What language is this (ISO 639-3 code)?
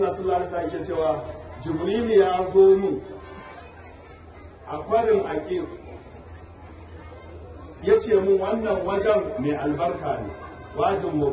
ara